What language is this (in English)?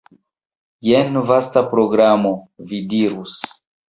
Esperanto